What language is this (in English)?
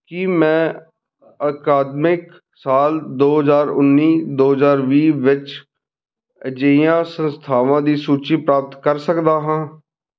Punjabi